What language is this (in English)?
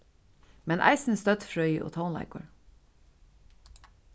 Faroese